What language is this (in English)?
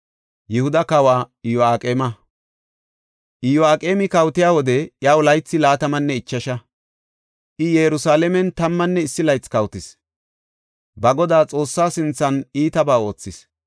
Gofa